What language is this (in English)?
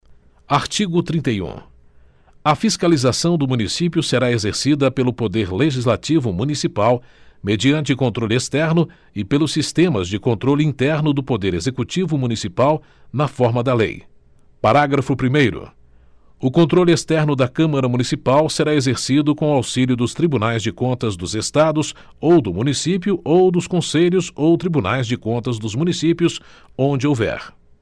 Portuguese